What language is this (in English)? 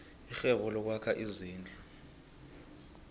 South Ndebele